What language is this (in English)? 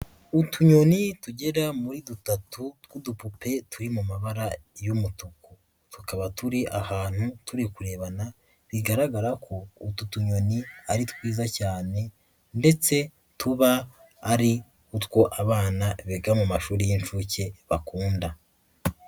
Kinyarwanda